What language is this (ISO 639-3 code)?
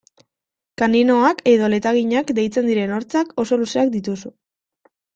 eus